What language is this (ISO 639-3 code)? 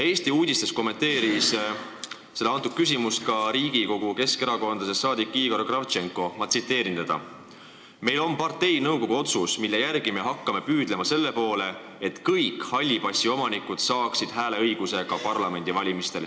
est